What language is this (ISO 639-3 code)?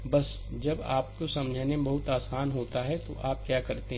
hin